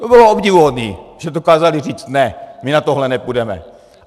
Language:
Czech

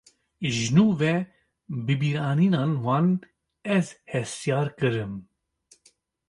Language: Kurdish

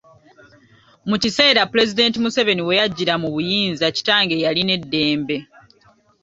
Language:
Ganda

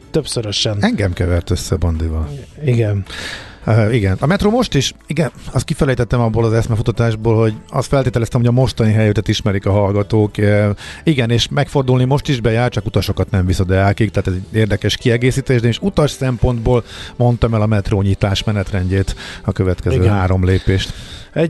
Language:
Hungarian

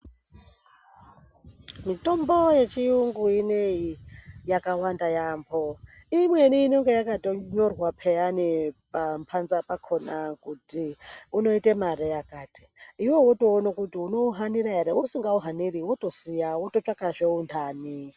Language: Ndau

